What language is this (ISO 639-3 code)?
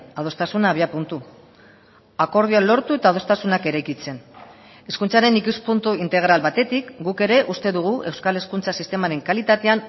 eus